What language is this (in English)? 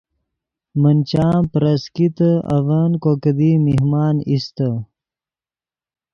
Yidgha